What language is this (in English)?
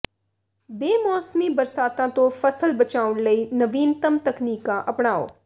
Punjabi